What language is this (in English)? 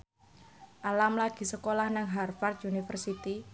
Javanese